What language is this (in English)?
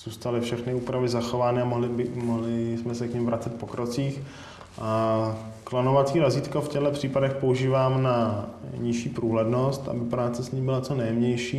Czech